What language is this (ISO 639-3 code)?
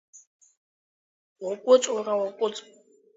abk